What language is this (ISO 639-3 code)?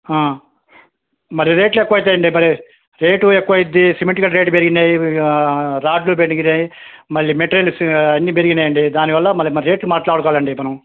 tel